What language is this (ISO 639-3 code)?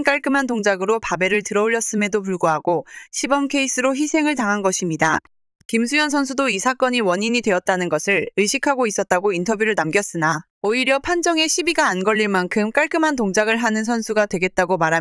kor